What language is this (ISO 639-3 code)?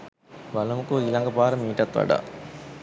sin